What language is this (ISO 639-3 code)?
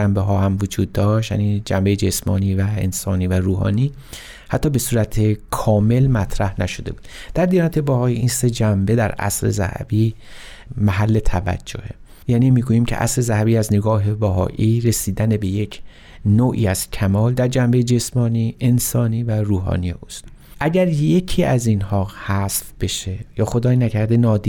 fas